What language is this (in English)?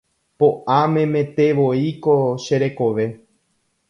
Guarani